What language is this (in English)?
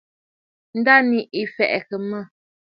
Bafut